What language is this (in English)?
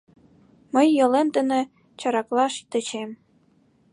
Mari